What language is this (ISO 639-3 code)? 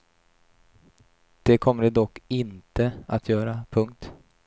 swe